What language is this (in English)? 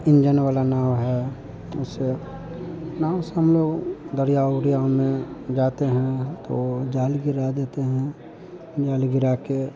Hindi